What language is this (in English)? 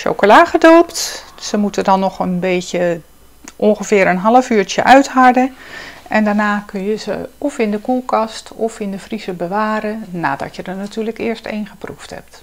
Dutch